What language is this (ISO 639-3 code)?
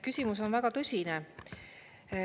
est